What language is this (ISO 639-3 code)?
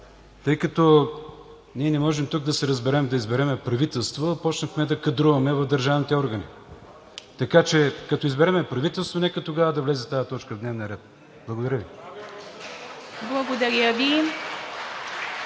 bul